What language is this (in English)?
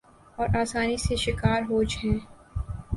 Urdu